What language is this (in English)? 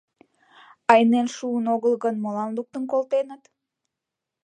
Mari